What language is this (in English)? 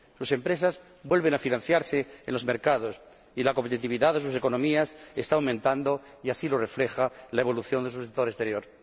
Spanish